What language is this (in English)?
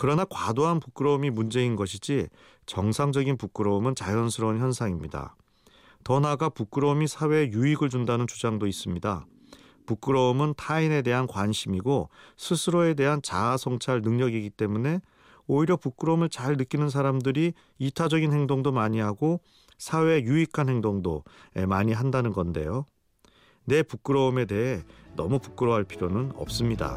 Korean